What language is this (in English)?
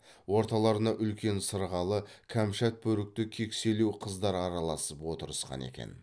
Kazakh